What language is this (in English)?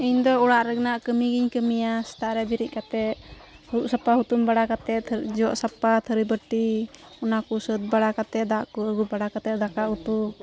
Santali